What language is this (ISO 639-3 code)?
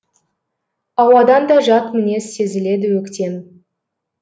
kaz